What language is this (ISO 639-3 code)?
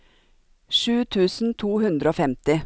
nor